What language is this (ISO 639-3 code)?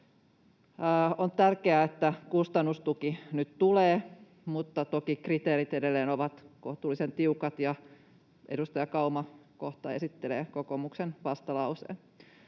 fin